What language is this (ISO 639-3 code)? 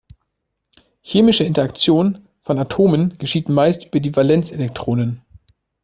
deu